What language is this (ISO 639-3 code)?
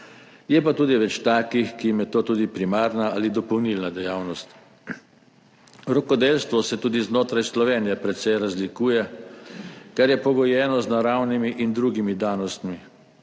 slv